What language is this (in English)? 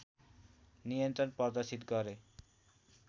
Nepali